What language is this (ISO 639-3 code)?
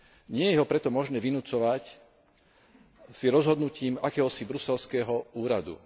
slk